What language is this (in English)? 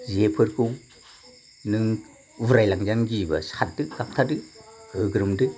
Bodo